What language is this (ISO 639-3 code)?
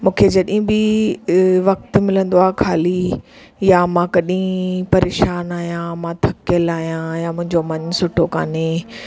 snd